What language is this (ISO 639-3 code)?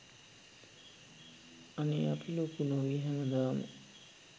sin